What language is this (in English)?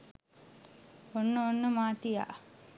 Sinhala